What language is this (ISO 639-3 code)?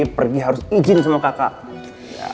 ind